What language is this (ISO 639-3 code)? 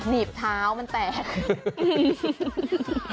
tha